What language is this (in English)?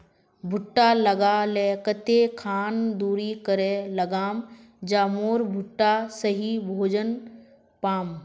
Magahi